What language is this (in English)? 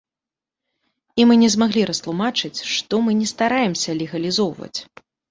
Belarusian